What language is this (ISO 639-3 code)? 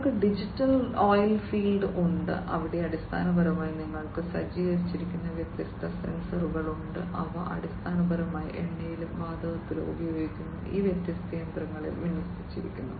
mal